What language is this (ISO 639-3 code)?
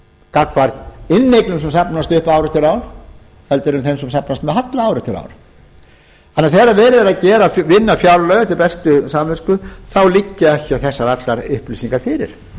isl